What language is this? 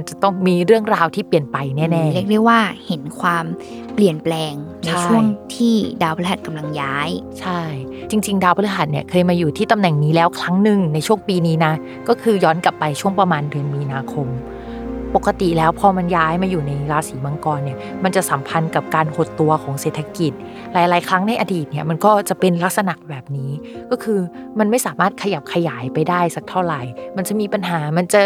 Thai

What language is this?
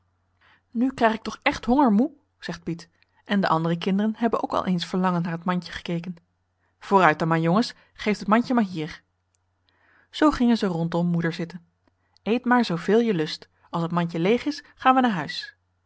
Dutch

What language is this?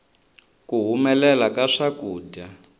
Tsonga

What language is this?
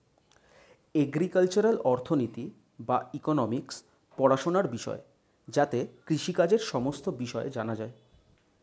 Bangla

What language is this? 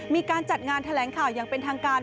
Thai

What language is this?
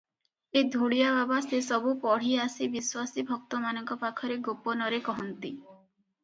Odia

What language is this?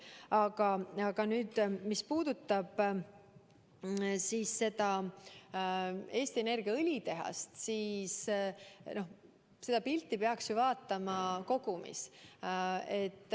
Estonian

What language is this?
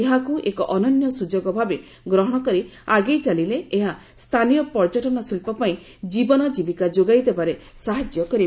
Odia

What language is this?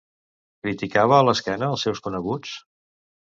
Catalan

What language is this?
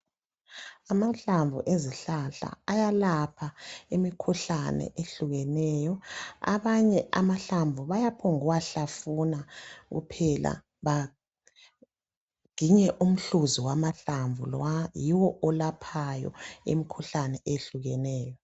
North Ndebele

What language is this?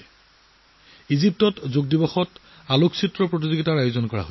Assamese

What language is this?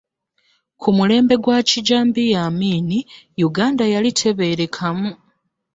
Ganda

